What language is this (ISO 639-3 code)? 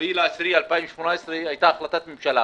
heb